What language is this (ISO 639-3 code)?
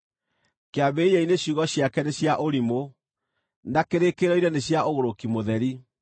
kik